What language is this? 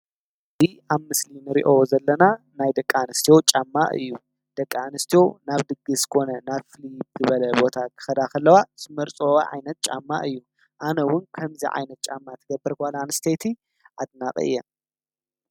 Tigrinya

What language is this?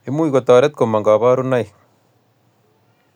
Kalenjin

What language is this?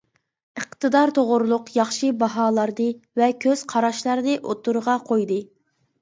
Uyghur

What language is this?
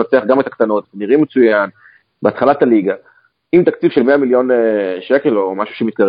Hebrew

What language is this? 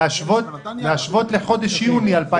Hebrew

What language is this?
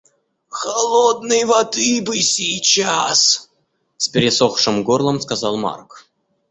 Russian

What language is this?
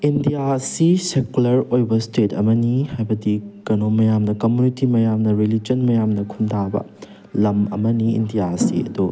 Manipuri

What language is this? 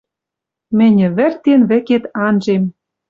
Western Mari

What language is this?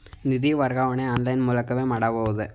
Kannada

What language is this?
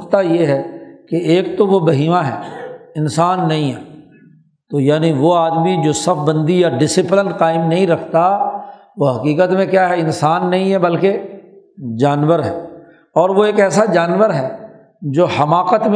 Urdu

